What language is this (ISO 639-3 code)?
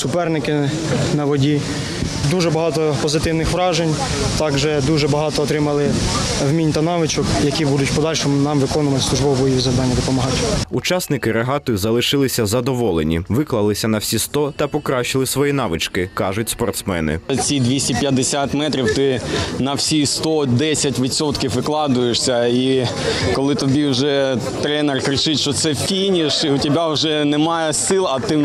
ukr